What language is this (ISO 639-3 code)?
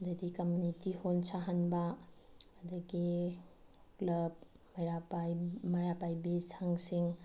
mni